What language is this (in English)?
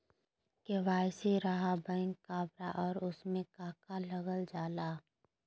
Magahi